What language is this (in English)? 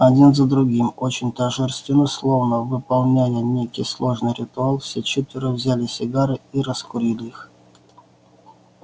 Russian